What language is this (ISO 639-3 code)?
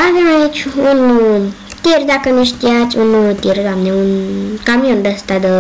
ron